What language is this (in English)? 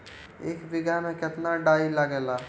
Bhojpuri